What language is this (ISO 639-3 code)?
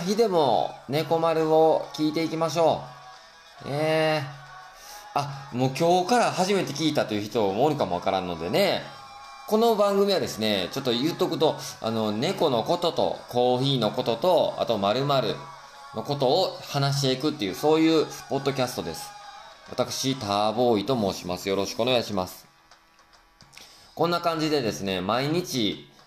jpn